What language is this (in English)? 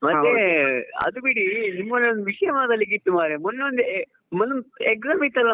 Kannada